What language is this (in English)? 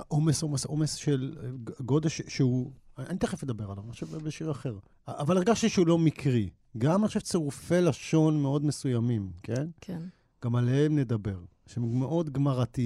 Hebrew